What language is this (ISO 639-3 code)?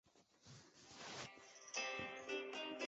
zho